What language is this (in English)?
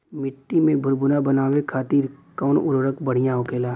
Bhojpuri